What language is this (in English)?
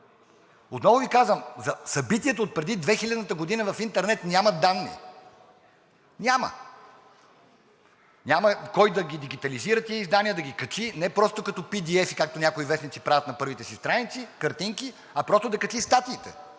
Bulgarian